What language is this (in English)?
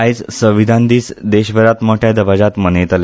Konkani